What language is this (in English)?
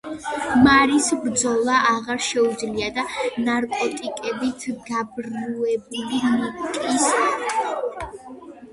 Georgian